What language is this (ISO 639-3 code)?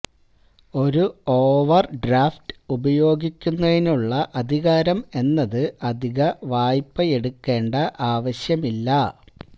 mal